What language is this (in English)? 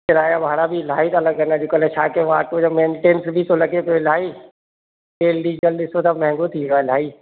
Sindhi